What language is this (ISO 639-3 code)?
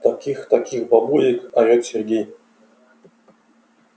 rus